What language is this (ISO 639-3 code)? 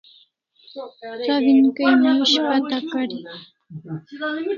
kls